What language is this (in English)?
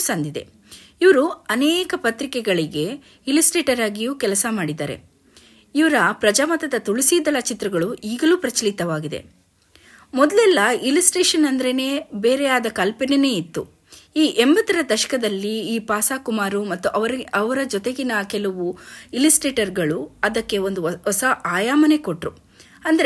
Kannada